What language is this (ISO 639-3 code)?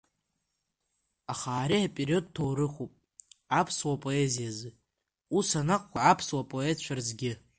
abk